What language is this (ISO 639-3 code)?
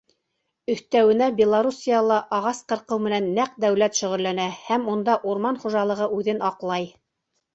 bak